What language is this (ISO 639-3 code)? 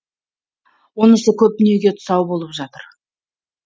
kaz